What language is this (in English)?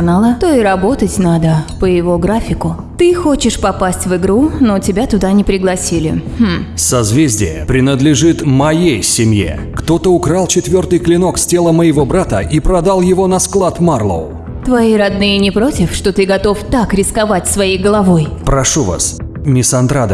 Russian